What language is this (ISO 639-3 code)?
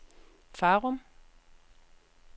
dan